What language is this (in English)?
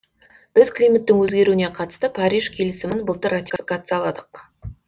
Kazakh